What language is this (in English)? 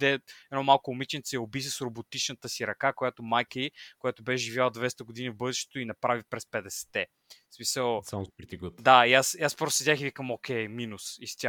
Bulgarian